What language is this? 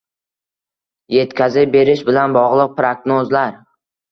Uzbek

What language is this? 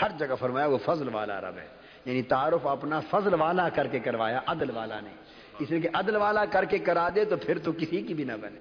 Urdu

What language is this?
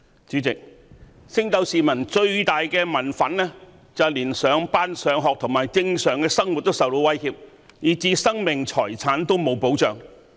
Cantonese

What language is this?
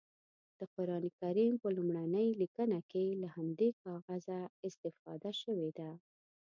Pashto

